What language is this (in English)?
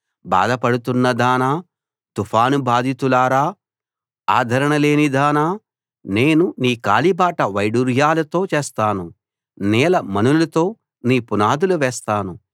Telugu